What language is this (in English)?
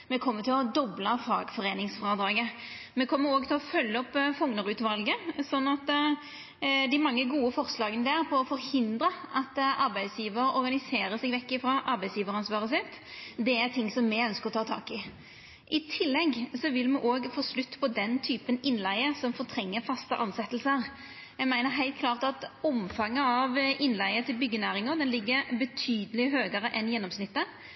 Norwegian Nynorsk